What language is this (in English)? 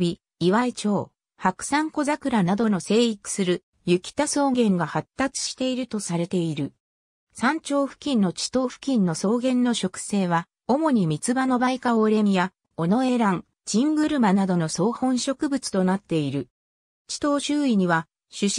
Japanese